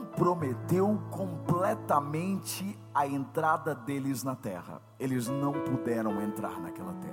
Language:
Portuguese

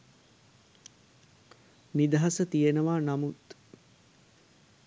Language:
Sinhala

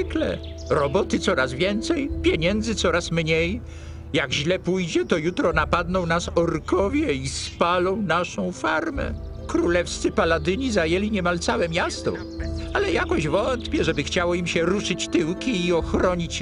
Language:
Polish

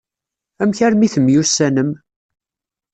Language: Kabyle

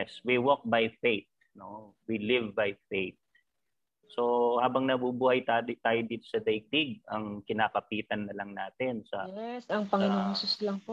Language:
Filipino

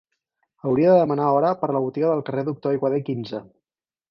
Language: Catalan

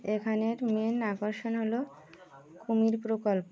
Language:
Bangla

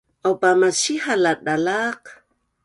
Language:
Bunun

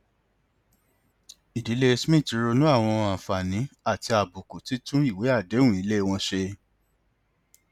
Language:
Yoruba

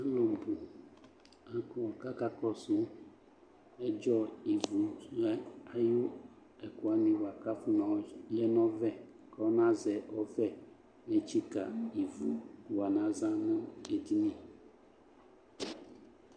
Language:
Ikposo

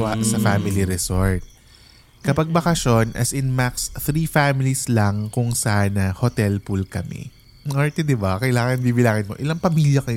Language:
Filipino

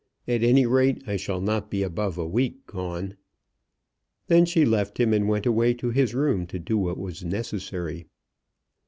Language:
English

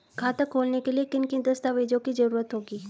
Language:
Hindi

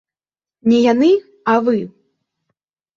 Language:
Belarusian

